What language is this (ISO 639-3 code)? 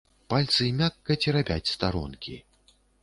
bel